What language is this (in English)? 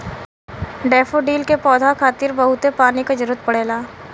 Bhojpuri